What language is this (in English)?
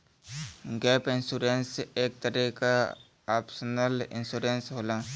Bhojpuri